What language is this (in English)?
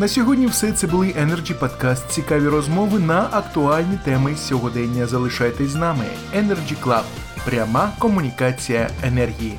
Ukrainian